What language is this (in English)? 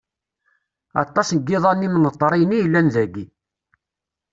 Kabyle